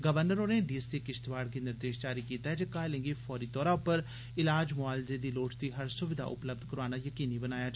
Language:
Dogri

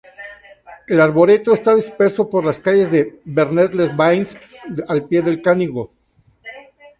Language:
Spanish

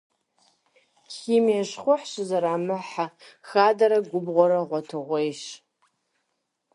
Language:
Kabardian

